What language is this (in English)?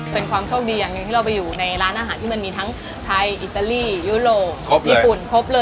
Thai